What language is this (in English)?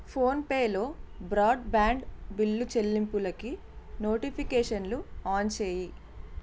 Telugu